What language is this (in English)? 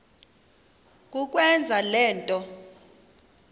Xhosa